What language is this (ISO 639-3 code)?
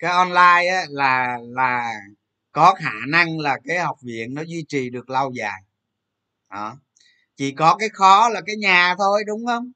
vie